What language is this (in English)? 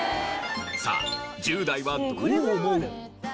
Japanese